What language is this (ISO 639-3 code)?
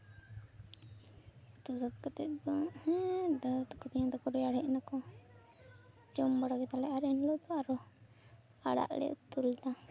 sat